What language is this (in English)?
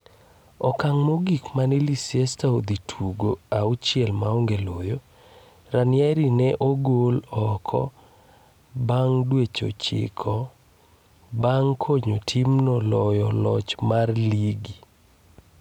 Luo (Kenya and Tanzania)